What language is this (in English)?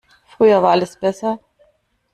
German